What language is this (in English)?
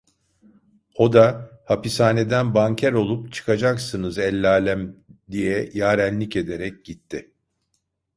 Turkish